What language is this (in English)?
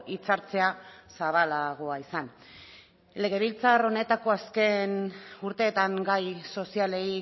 Basque